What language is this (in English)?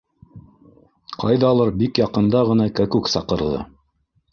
Bashkir